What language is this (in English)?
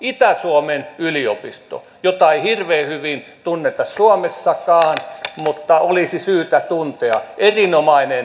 Finnish